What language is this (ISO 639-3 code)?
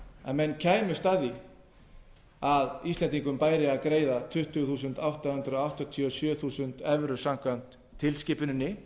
isl